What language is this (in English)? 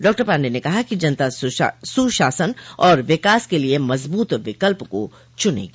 Hindi